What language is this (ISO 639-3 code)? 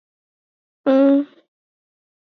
swa